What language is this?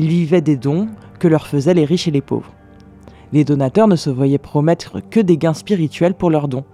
French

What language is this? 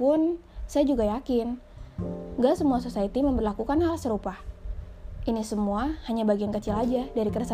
Indonesian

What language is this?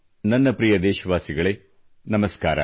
Kannada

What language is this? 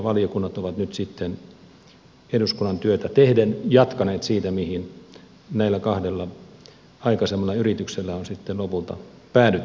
Finnish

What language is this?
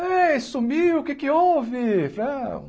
Portuguese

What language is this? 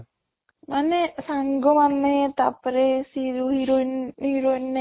Odia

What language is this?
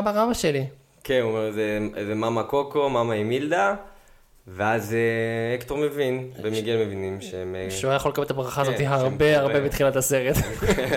Hebrew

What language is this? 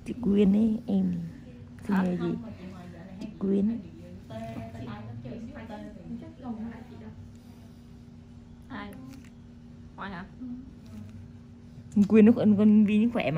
Vietnamese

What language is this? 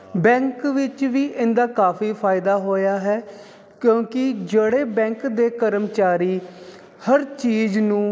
Punjabi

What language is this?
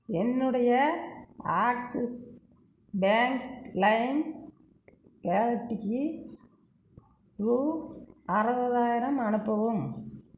Tamil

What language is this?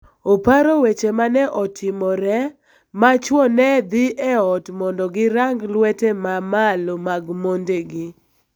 Luo (Kenya and Tanzania)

